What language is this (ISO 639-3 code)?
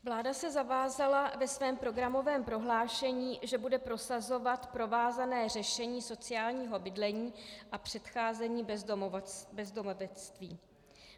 ces